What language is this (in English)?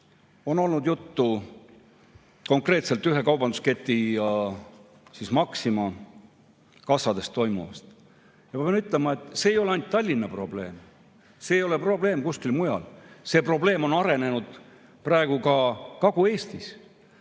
Estonian